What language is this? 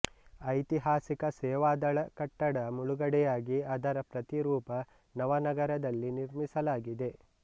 Kannada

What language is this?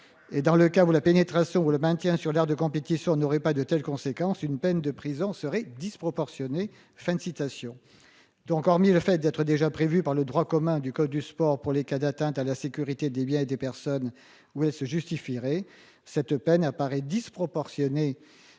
French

